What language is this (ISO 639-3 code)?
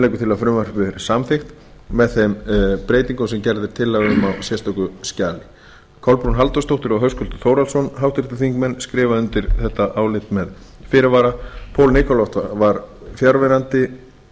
isl